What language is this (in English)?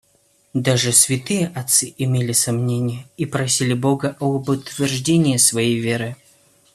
Russian